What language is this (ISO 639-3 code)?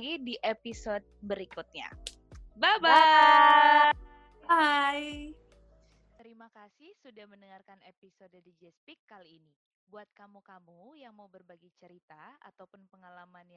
ind